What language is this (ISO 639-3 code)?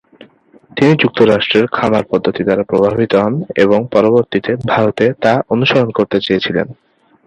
ben